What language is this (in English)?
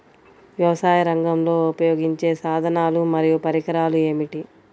Telugu